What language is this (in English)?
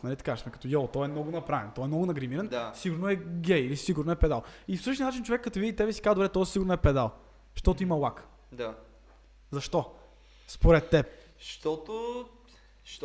Bulgarian